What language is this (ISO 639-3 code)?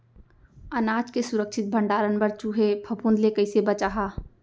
hne